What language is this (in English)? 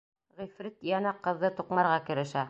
Bashkir